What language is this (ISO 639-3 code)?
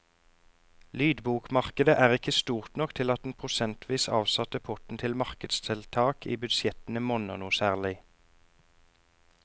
nor